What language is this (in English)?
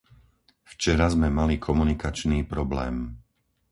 Slovak